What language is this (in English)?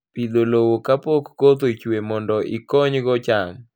Luo (Kenya and Tanzania)